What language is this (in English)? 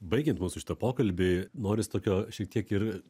Lithuanian